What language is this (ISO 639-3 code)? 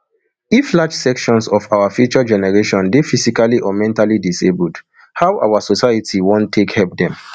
pcm